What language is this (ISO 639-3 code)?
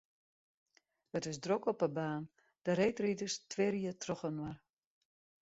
fry